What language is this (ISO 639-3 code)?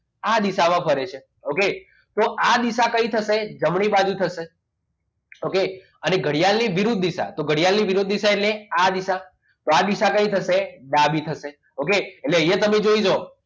guj